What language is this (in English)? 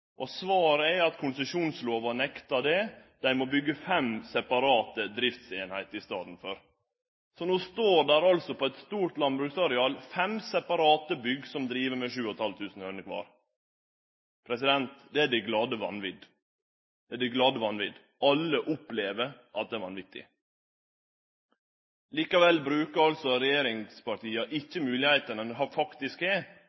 Norwegian Nynorsk